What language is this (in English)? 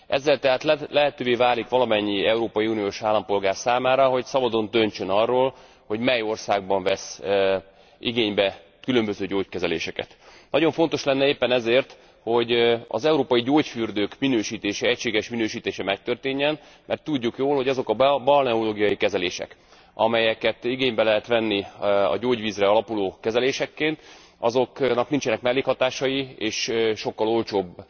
Hungarian